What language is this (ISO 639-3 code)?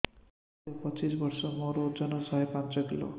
ori